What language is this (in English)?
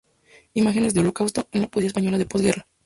Spanish